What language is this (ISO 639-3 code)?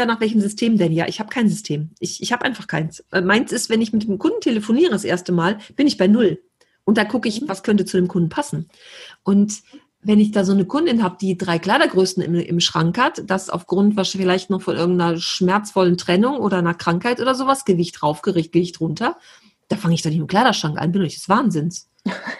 deu